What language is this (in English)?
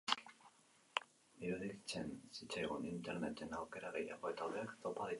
Basque